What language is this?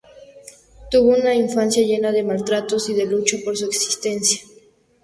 Spanish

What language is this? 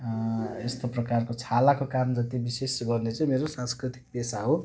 Nepali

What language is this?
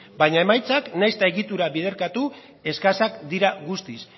Basque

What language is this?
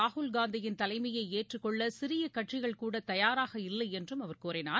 Tamil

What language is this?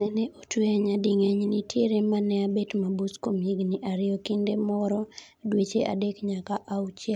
Luo (Kenya and Tanzania)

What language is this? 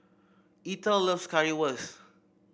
English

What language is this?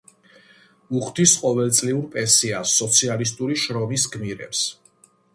Georgian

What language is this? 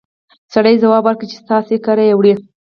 Pashto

